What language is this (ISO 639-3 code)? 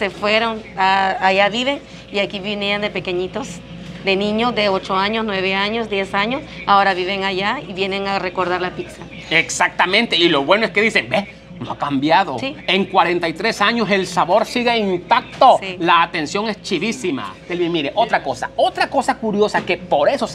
spa